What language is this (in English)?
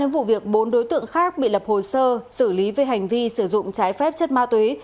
Vietnamese